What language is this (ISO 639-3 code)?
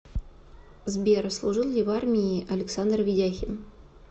rus